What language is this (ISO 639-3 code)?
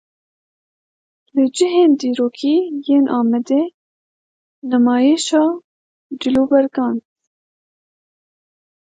kur